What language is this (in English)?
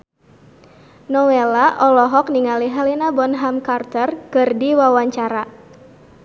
Sundanese